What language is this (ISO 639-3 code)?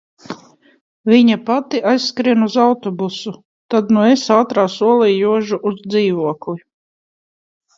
lav